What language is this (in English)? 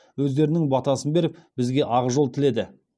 Kazakh